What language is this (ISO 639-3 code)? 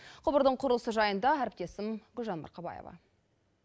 kaz